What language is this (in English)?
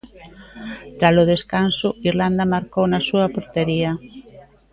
Galician